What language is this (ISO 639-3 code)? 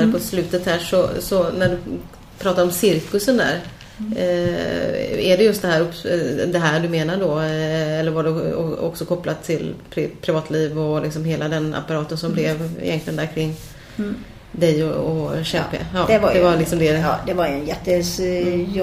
swe